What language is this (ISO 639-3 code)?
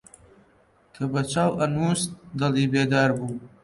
ckb